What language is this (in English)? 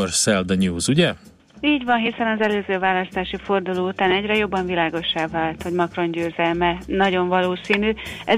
Hungarian